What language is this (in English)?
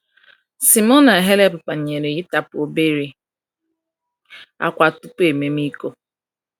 Igbo